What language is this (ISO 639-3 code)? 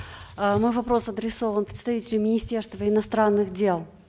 kaz